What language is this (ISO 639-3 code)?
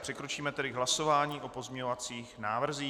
ces